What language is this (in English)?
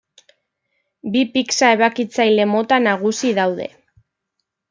Basque